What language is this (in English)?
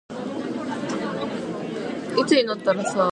Japanese